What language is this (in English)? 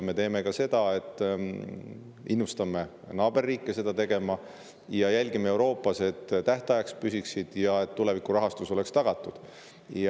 Estonian